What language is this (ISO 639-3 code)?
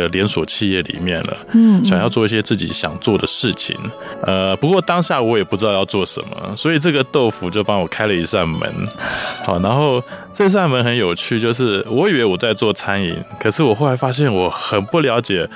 zho